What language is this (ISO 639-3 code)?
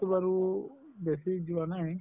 asm